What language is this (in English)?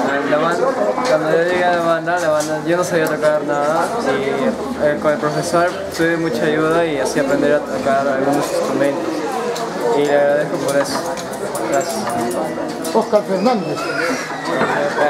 Spanish